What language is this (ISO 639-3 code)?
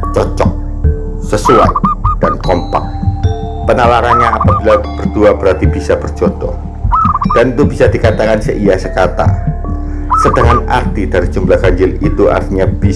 ind